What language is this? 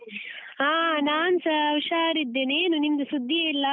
Kannada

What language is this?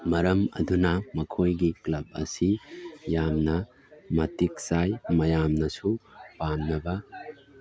Manipuri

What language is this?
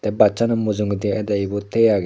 Chakma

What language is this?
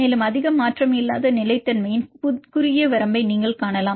Tamil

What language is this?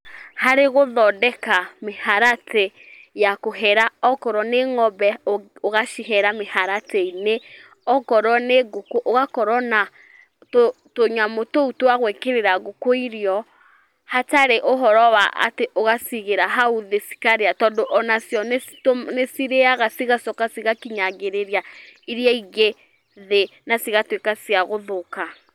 Kikuyu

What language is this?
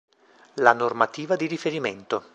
Italian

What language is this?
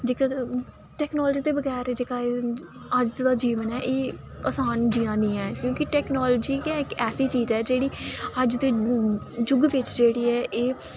Dogri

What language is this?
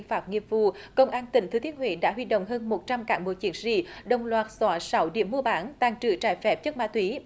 Vietnamese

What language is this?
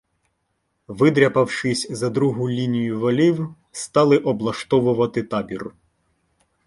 Ukrainian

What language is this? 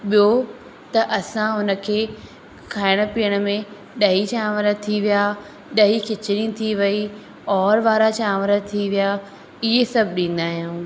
Sindhi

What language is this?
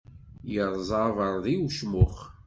Kabyle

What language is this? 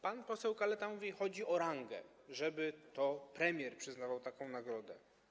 Polish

